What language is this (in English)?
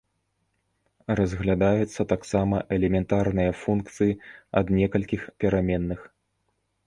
Belarusian